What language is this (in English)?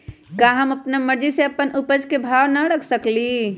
Magahi